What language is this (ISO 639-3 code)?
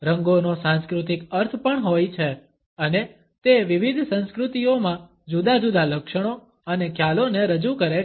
guj